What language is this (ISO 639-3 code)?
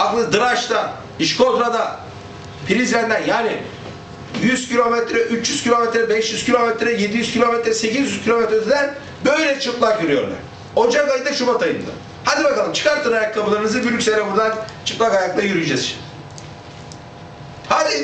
tur